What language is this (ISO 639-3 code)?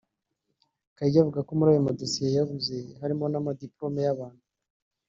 kin